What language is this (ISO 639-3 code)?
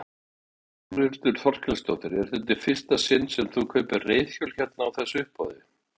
isl